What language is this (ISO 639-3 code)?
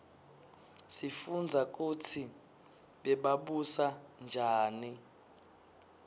ssw